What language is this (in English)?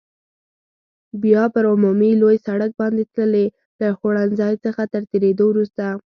Pashto